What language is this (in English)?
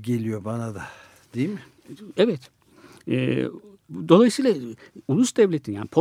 Turkish